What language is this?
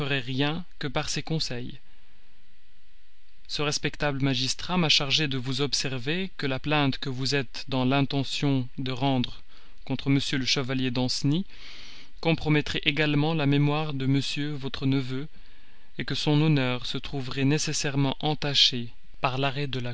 French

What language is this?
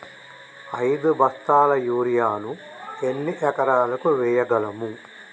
Telugu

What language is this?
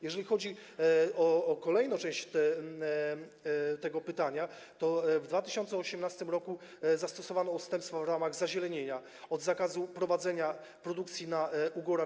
Polish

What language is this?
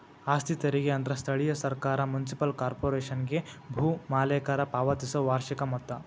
Kannada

